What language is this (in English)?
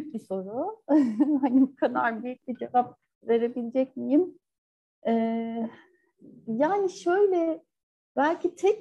Turkish